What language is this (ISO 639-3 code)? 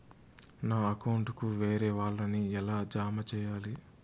tel